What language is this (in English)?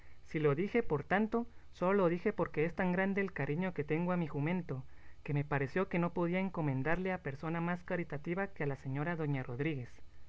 Spanish